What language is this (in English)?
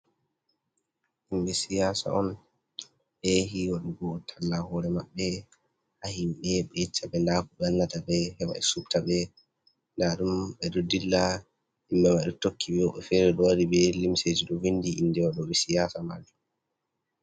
Fula